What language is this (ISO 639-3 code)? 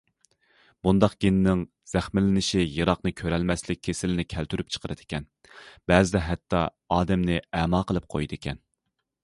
uig